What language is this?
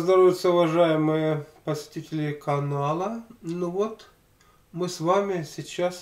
Russian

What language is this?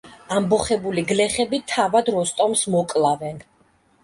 Georgian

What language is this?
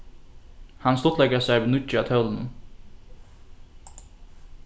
Faroese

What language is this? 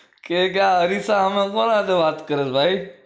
Gujarati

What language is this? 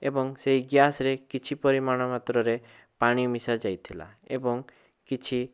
Odia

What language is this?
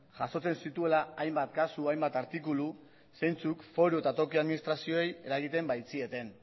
Basque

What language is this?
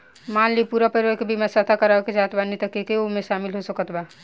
Bhojpuri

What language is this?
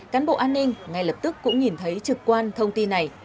Vietnamese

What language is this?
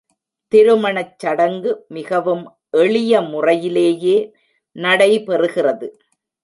Tamil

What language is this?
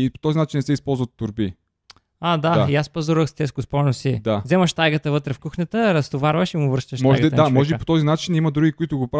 Bulgarian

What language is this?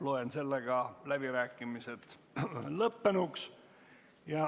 Estonian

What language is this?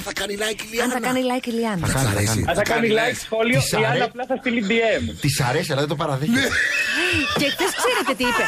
Greek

